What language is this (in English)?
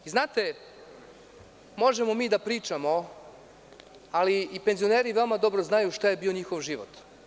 Serbian